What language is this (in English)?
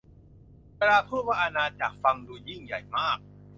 Thai